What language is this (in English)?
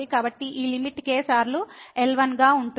Telugu